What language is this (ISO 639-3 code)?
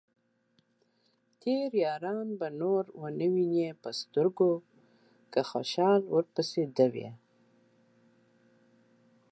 pus